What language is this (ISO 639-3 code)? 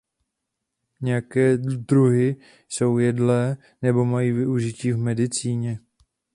ces